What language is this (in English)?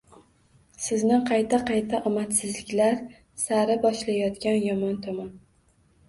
Uzbek